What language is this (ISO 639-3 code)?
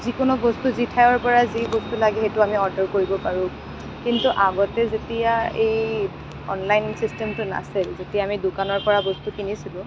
asm